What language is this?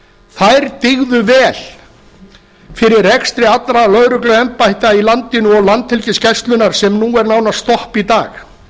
Icelandic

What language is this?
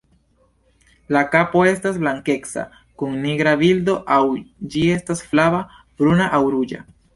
Esperanto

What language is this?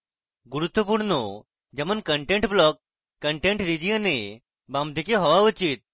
Bangla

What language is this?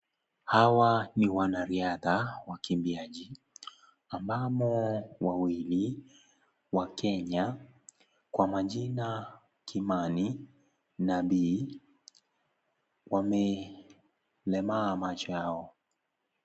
Swahili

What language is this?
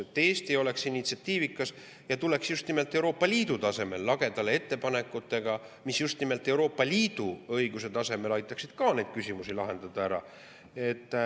Estonian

